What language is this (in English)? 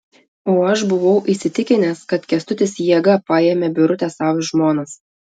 Lithuanian